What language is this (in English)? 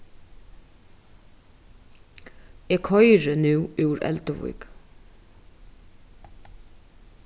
Faroese